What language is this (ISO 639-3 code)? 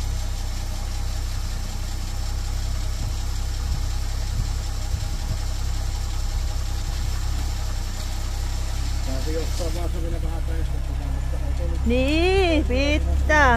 fin